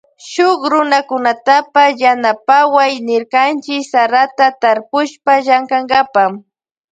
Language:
Loja Highland Quichua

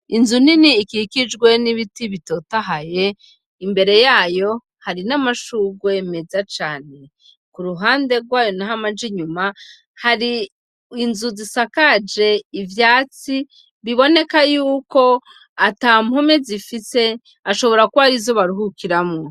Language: Rundi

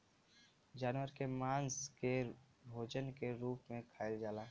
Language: Bhojpuri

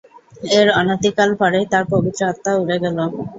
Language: Bangla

